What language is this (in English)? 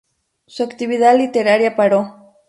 Spanish